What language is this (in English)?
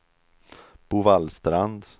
Swedish